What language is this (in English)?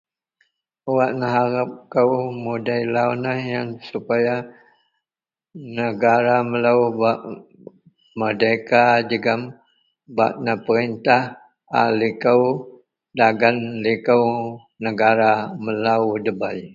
Central Melanau